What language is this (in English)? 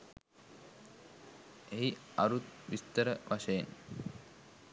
Sinhala